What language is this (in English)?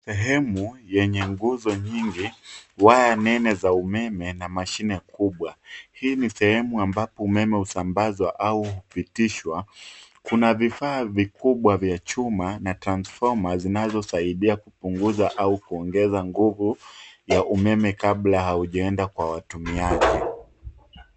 Swahili